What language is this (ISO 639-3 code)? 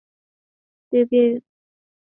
zho